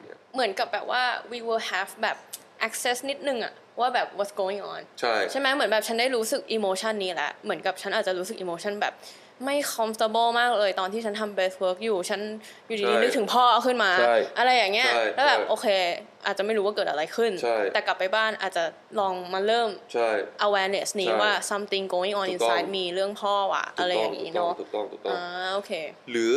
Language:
Thai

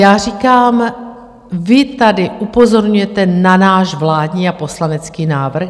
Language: Czech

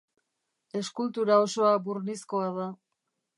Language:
Basque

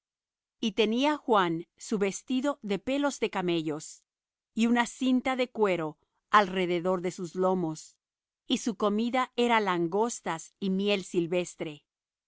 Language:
Spanish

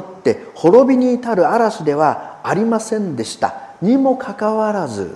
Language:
Japanese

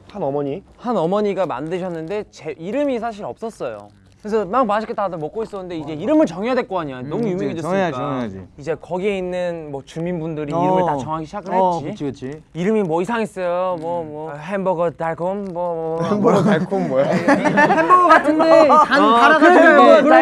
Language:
Korean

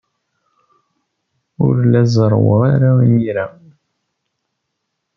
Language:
Kabyle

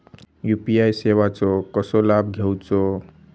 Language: Marathi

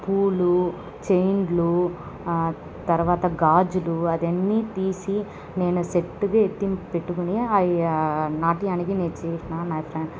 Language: Telugu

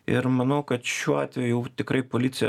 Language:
Lithuanian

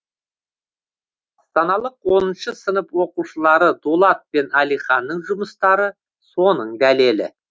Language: Kazakh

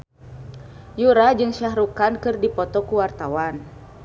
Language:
Sundanese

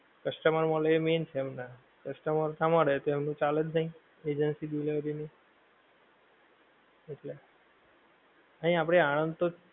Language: Gujarati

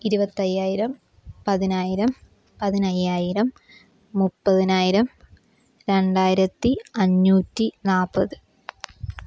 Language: Malayalam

